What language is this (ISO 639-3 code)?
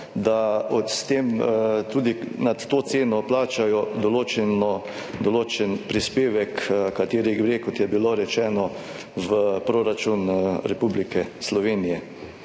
slv